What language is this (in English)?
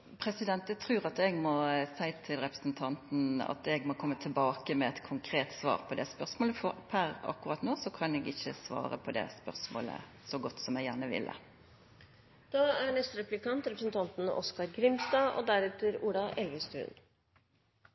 Norwegian Nynorsk